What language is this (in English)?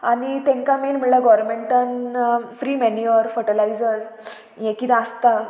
Konkani